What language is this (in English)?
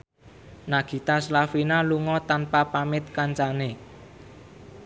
Javanese